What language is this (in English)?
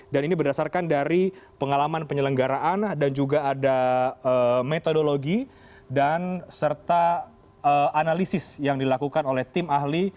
Indonesian